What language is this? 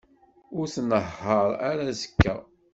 Kabyle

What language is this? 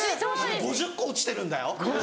Japanese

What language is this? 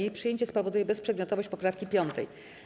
Polish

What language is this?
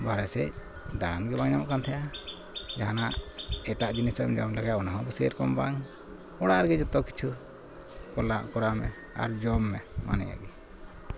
Santali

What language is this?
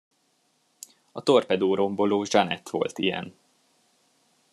Hungarian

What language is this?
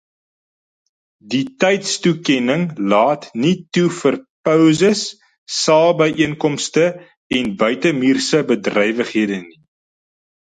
Afrikaans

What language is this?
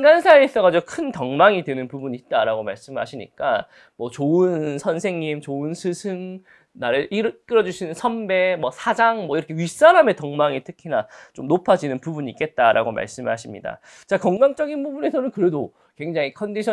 Korean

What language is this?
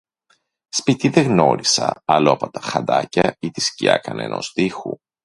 Greek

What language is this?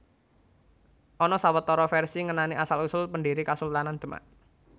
Javanese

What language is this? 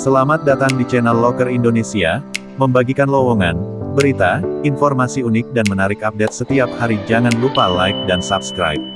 Indonesian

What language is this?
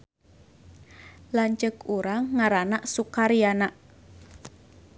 Sundanese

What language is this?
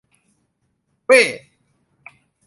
Thai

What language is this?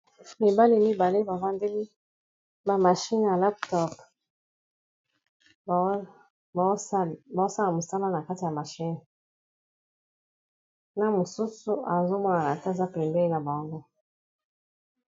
Lingala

